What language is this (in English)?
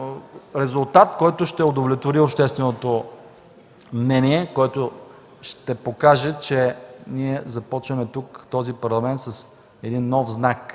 Bulgarian